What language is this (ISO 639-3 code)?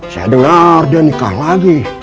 ind